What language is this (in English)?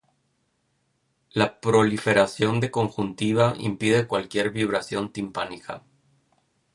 Spanish